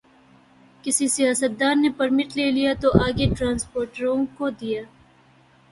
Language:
Urdu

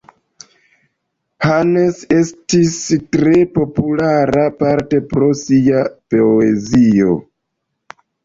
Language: Esperanto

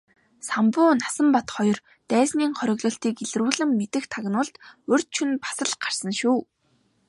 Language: Mongolian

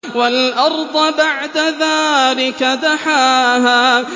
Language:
Arabic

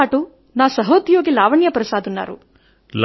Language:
Telugu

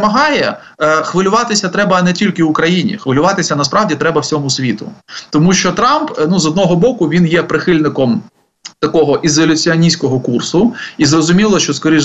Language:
Ukrainian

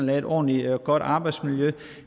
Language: Danish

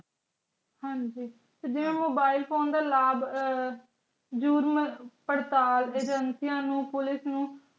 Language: Punjabi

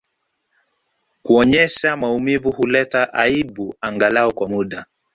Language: Swahili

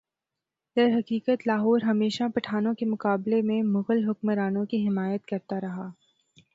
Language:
Urdu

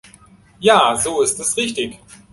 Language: German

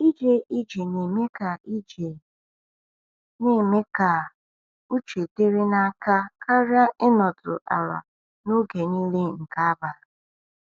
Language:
Igbo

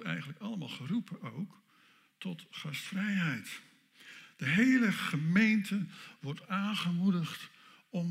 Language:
Dutch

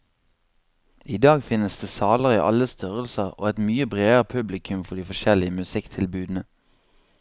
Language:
Norwegian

